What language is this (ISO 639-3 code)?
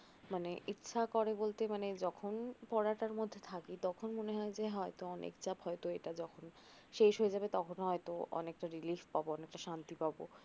ben